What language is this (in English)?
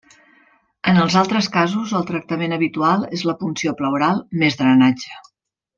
Catalan